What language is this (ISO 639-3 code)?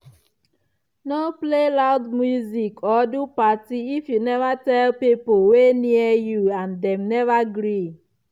pcm